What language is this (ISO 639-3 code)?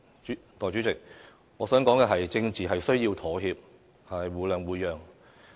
yue